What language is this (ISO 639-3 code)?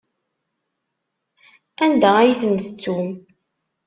kab